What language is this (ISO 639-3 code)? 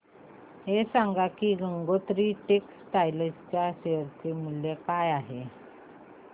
mar